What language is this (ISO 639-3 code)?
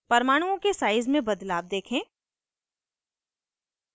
hin